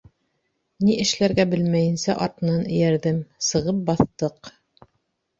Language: Bashkir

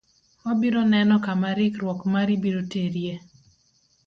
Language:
Luo (Kenya and Tanzania)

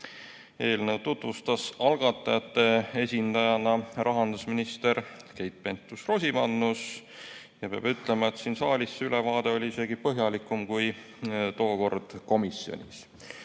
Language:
Estonian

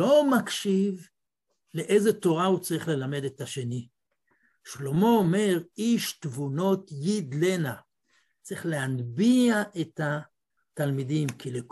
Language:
Hebrew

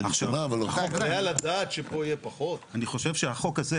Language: Hebrew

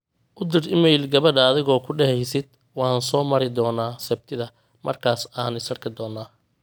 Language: Somali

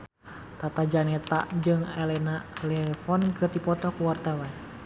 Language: Sundanese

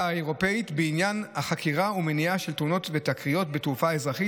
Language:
Hebrew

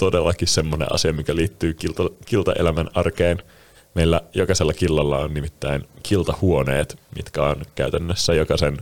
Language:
Finnish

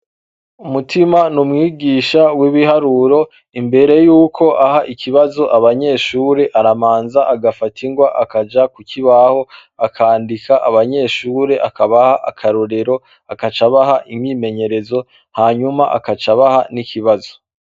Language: Rundi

